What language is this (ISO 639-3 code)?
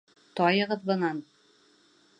bak